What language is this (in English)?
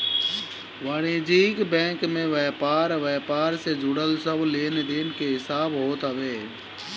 Bhojpuri